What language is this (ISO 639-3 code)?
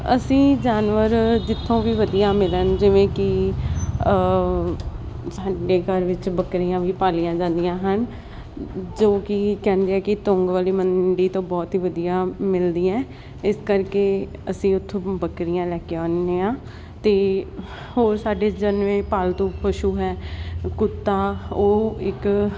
pan